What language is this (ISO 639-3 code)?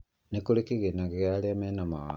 kik